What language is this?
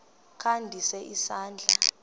Xhosa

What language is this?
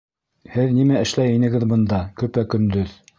Bashkir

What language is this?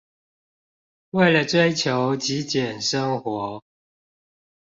Chinese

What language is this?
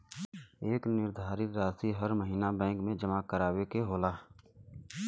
Bhojpuri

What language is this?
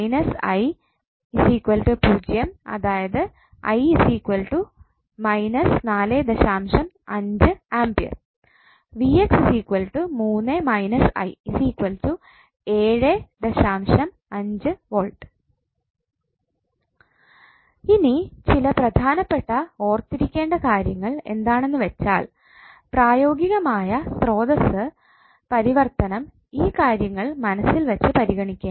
Malayalam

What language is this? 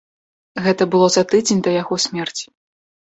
Belarusian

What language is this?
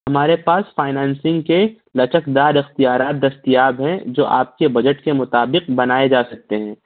Urdu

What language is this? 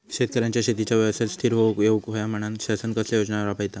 Marathi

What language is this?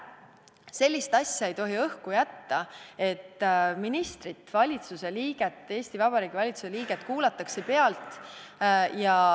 Estonian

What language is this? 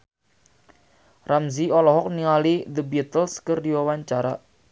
Sundanese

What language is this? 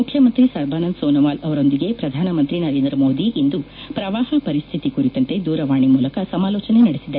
Kannada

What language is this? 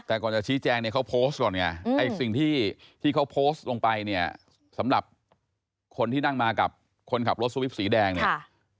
Thai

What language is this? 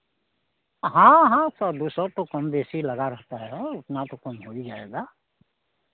Hindi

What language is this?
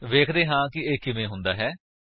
Punjabi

